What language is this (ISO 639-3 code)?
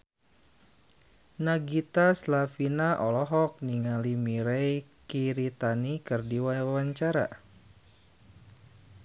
sun